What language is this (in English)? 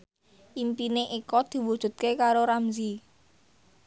Javanese